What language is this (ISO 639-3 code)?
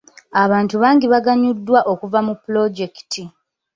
lug